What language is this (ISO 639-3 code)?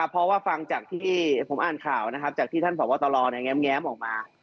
tha